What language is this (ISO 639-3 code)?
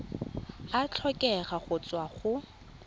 tsn